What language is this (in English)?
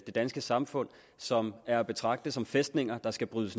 Danish